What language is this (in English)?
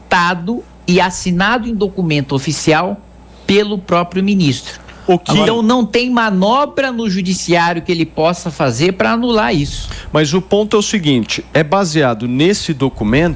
Portuguese